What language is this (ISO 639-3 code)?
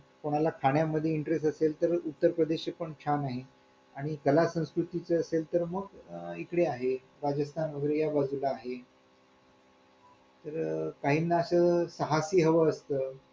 mar